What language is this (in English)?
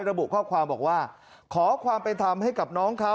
Thai